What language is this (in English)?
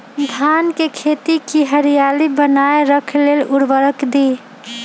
Magahi